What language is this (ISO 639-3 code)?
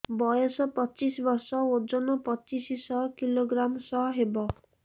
ori